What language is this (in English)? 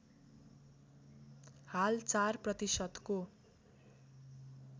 Nepali